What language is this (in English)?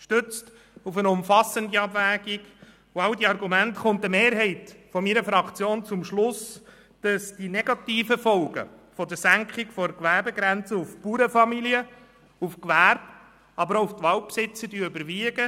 Swiss German